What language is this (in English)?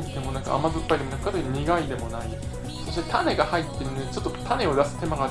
Japanese